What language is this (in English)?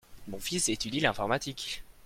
French